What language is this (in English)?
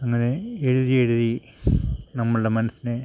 Malayalam